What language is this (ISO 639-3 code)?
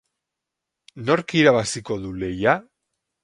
eus